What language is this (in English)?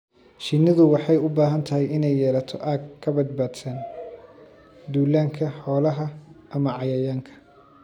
Somali